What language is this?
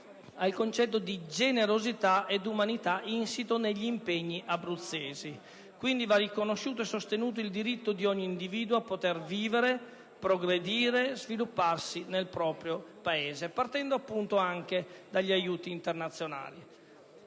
Italian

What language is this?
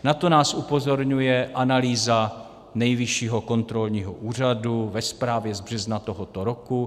Czech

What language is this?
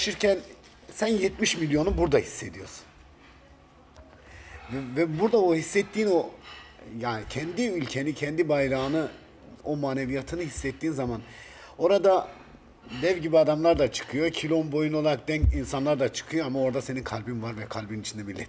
Turkish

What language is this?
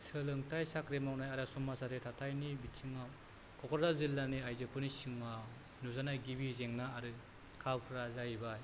Bodo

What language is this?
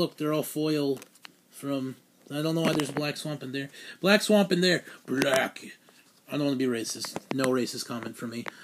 English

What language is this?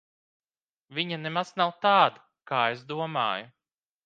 Latvian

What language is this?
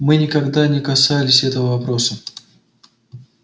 Russian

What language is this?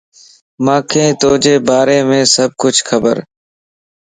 Lasi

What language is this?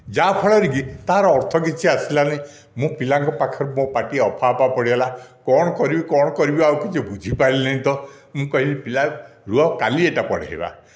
Odia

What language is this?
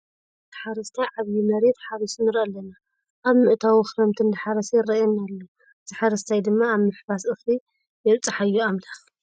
Tigrinya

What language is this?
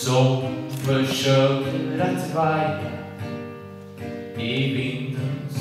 Latvian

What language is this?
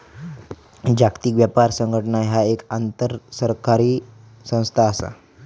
Marathi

